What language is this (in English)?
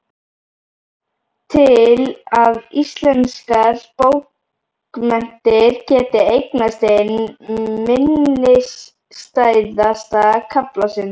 Icelandic